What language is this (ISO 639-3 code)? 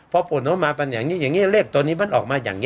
tha